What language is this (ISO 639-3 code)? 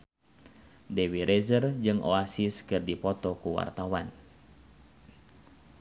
sun